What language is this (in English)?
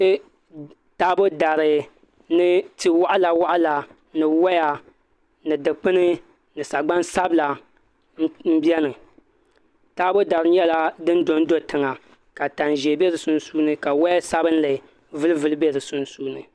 Dagbani